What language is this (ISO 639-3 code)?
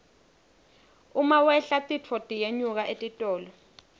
ssw